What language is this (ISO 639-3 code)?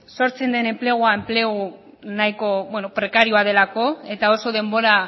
eus